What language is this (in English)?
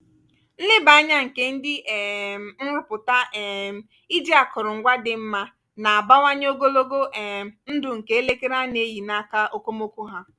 Igbo